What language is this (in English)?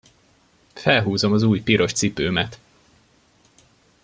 Hungarian